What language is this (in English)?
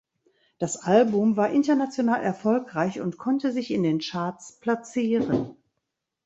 German